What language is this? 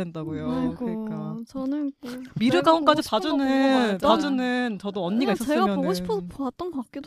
Korean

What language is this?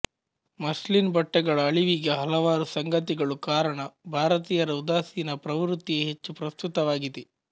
Kannada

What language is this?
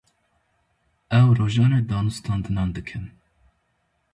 Kurdish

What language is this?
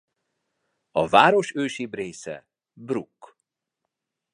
Hungarian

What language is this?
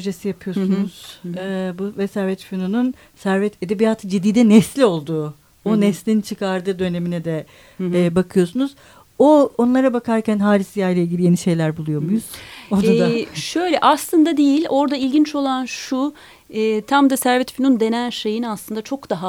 Turkish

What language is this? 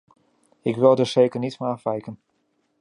Dutch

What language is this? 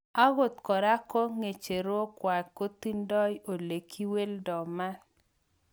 Kalenjin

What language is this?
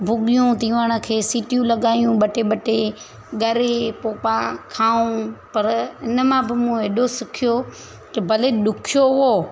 Sindhi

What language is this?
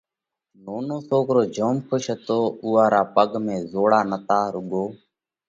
Parkari Koli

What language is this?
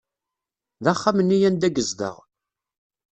Kabyle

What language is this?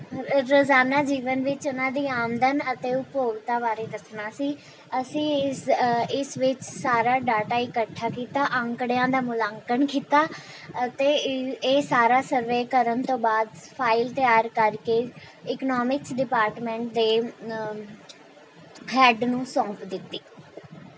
Punjabi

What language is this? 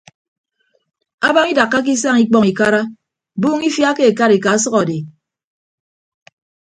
Ibibio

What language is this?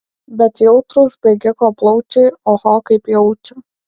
Lithuanian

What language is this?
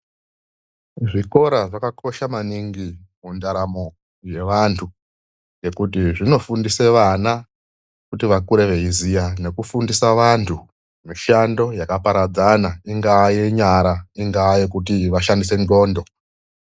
Ndau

